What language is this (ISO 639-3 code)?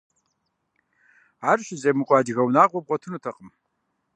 kbd